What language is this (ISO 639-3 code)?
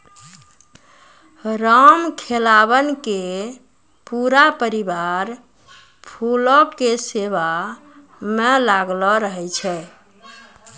mai